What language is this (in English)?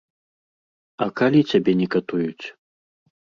Belarusian